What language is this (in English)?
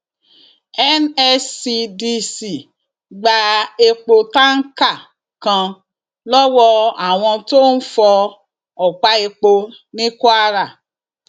Yoruba